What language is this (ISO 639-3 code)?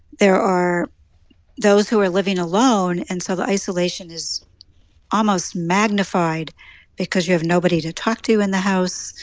eng